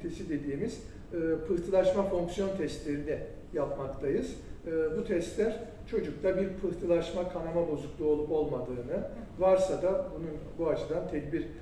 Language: Turkish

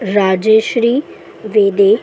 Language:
Marathi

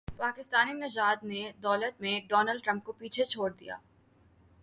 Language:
Urdu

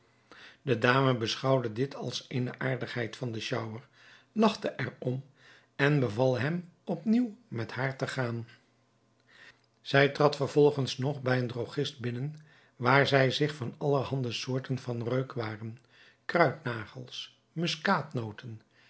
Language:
Dutch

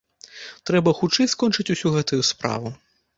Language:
Belarusian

